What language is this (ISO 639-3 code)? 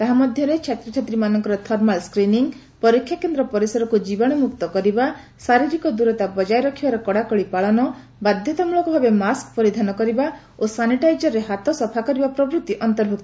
ori